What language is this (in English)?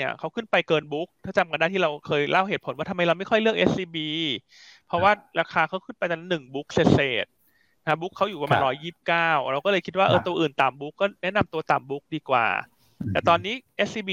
Thai